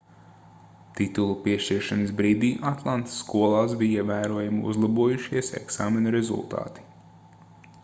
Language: Latvian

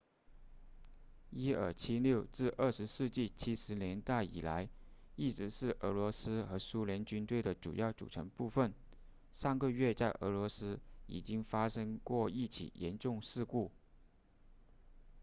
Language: Chinese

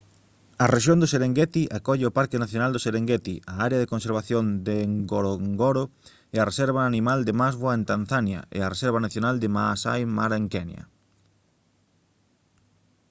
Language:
Galician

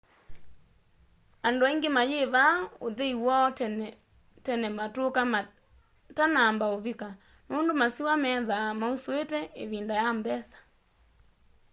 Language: Kamba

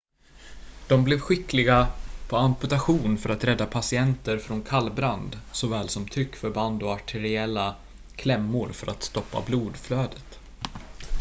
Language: Swedish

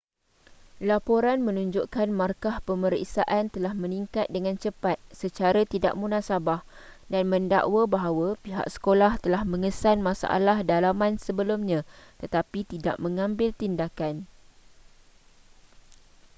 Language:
Malay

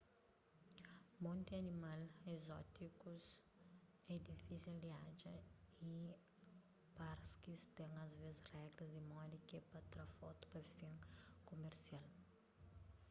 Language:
Kabuverdianu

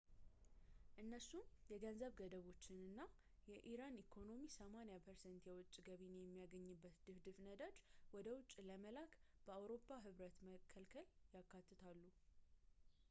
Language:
Amharic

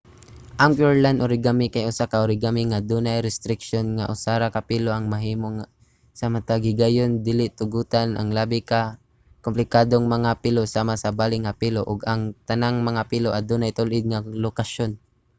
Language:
Cebuano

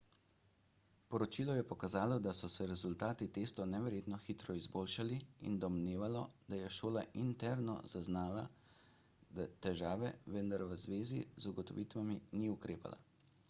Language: Slovenian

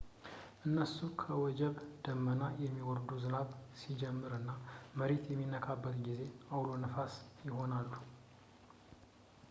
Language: Amharic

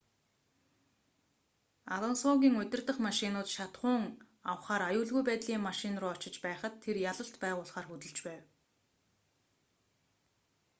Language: Mongolian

